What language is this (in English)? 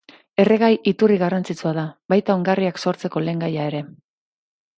Basque